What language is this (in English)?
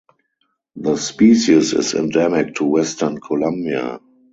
English